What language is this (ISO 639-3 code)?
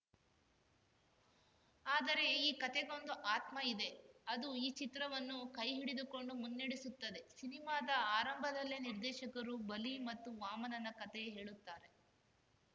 kan